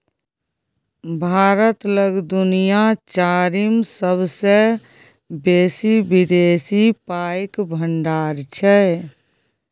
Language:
Maithili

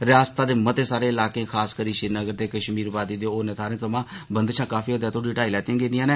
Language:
Dogri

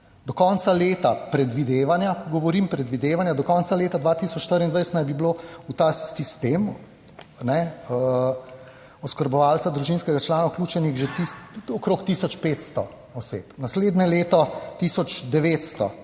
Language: Slovenian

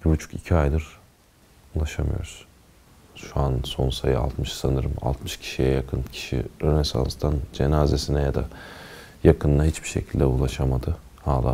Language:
Turkish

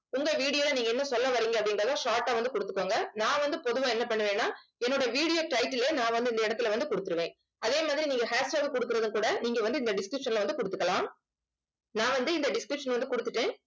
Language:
Tamil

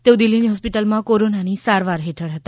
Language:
Gujarati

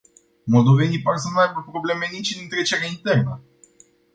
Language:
Romanian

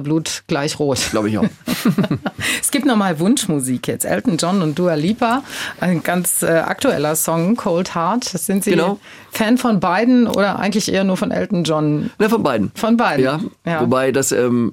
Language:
German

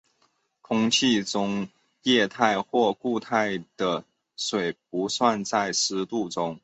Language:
Chinese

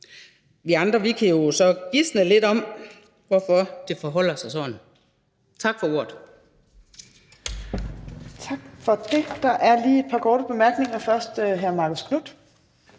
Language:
Danish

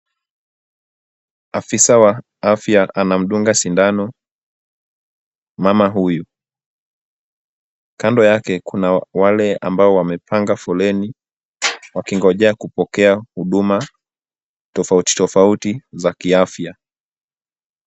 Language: Swahili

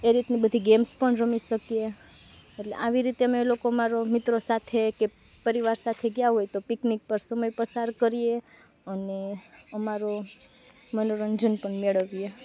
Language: Gujarati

